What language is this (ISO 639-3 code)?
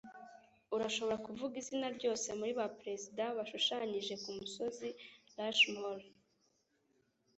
kin